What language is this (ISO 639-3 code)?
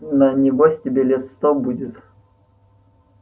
rus